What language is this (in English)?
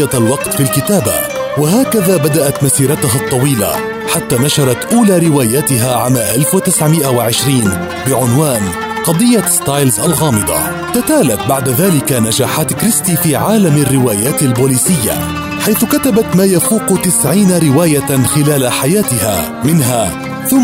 Arabic